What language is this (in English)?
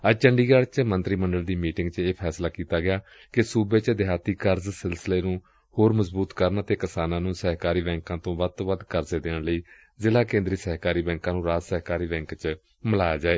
Punjabi